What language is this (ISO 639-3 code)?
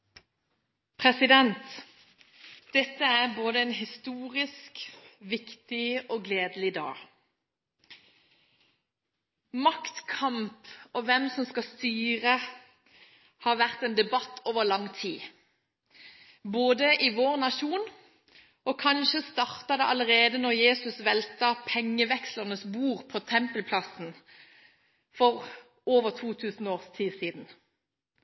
nob